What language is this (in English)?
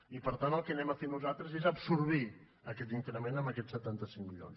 Catalan